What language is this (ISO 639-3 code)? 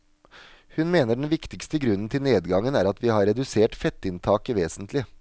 nor